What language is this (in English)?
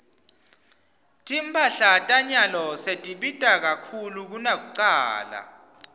Swati